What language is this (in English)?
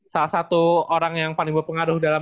Indonesian